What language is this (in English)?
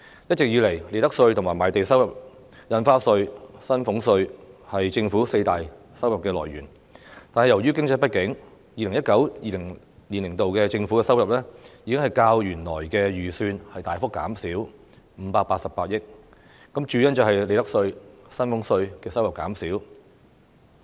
Cantonese